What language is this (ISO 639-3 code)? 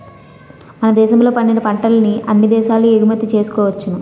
tel